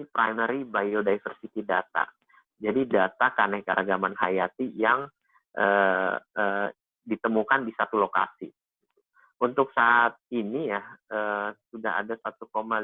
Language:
Indonesian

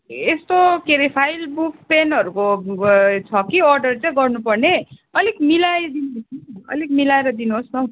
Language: Nepali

